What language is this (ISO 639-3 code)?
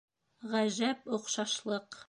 bak